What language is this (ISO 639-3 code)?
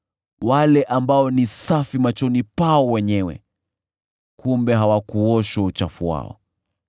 swa